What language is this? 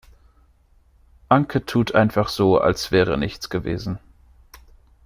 German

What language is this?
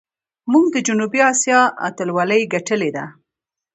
Pashto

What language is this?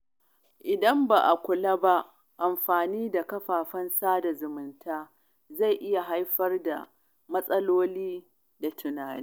Hausa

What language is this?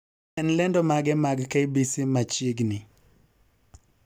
Luo (Kenya and Tanzania)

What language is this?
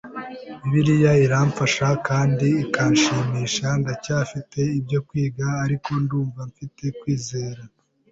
Kinyarwanda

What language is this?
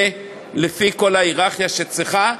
Hebrew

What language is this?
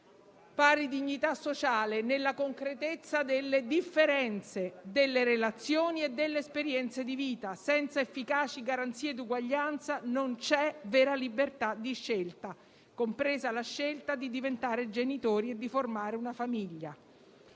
Italian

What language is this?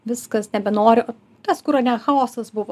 Lithuanian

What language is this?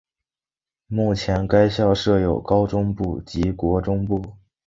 Chinese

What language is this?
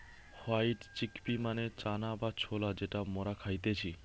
Bangla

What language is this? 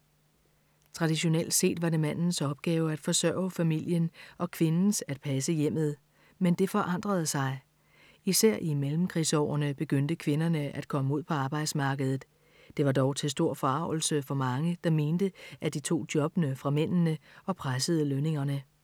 Danish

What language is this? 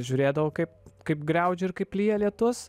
Lithuanian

